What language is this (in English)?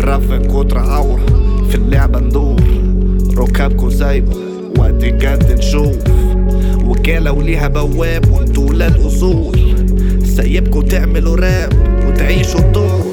Arabic